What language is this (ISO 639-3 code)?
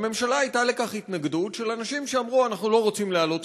heb